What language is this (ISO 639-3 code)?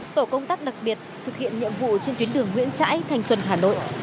vie